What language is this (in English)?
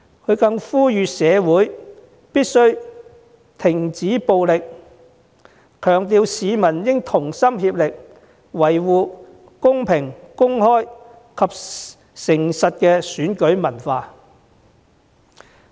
Cantonese